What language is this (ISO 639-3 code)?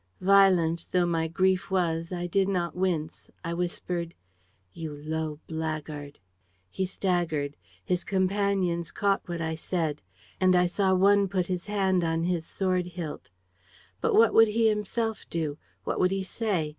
eng